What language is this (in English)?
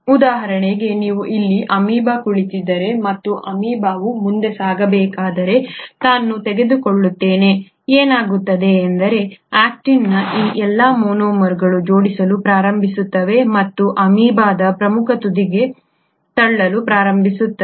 Kannada